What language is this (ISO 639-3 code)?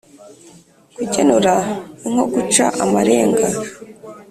kin